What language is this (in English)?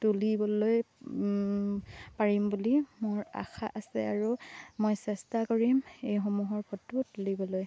Assamese